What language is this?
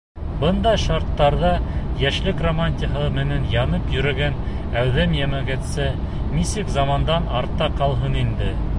Bashkir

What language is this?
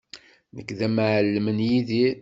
Kabyle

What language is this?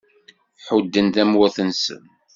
Kabyle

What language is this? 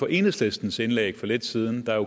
Danish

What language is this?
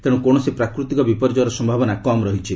Odia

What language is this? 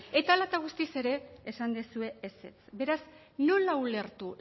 Basque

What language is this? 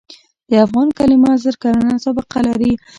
Pashto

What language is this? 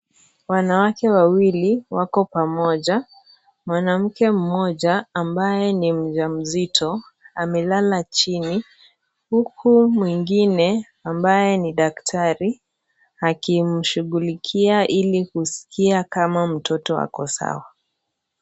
Swahili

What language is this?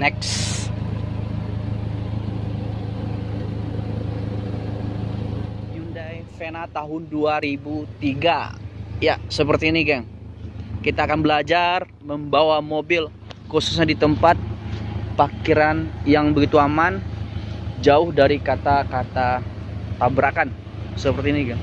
Indonesian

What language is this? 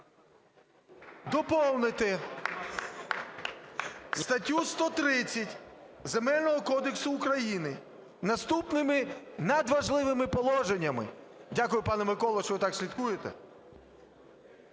Ukrainian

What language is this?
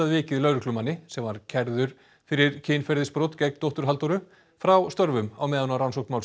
Icelandic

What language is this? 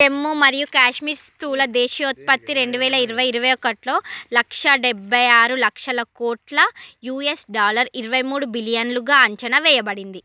Telugu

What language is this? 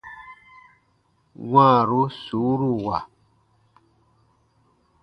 Baatonum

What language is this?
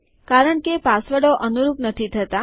Gujarati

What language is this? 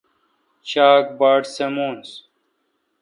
Kalkoti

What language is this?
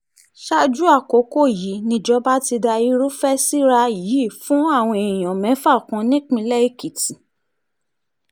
Yoruba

